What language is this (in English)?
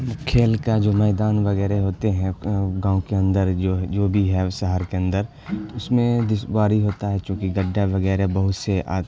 Urdu